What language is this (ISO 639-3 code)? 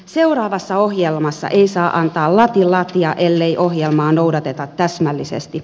fin